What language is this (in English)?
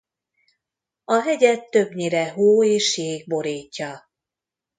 Hungarian